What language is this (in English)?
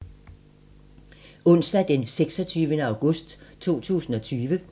Danish